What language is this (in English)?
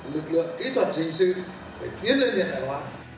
Vietnamese